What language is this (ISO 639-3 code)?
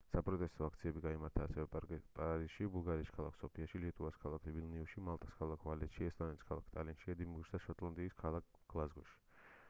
kat